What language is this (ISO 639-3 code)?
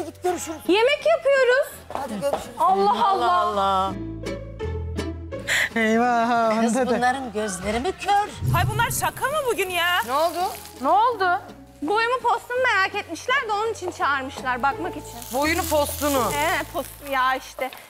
tur